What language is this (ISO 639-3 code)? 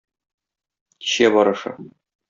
tat